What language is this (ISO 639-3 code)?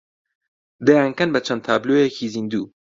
ckb